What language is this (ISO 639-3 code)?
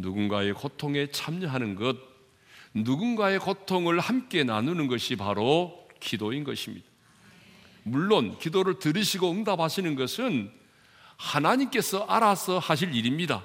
kor